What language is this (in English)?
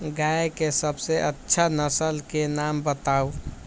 Magahi